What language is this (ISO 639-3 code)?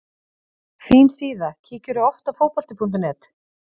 isl